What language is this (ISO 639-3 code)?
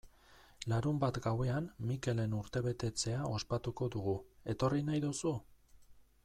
eus